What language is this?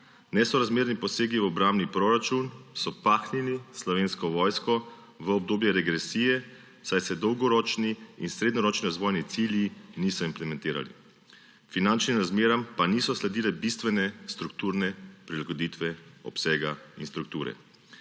Slovenian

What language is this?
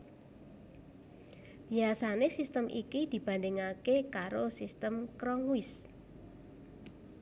Javanese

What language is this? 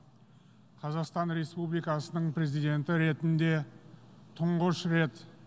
Kazakh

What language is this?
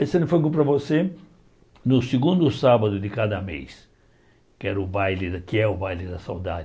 Portuguese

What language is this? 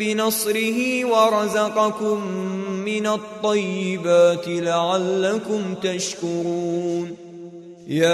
Arabic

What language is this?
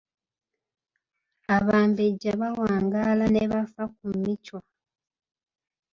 Ganda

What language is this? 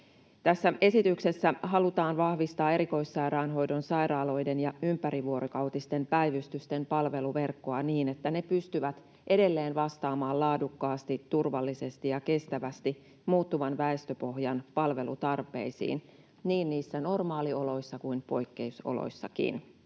Finnish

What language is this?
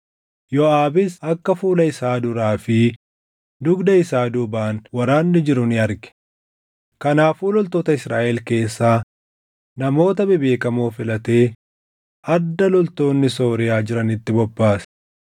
Oromo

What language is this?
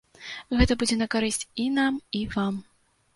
Belarusian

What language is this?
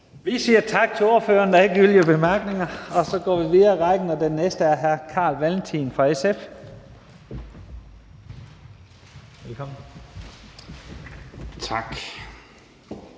Danish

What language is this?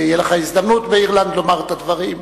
Hebrew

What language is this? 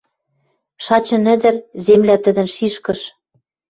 Western Mari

